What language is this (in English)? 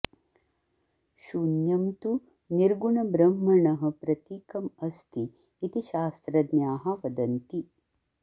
Sanskrit